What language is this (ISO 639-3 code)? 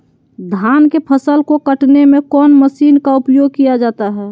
mag